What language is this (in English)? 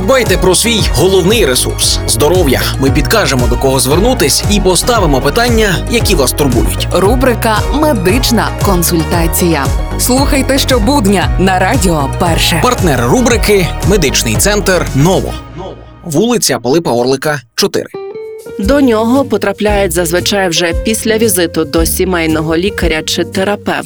Ukrainian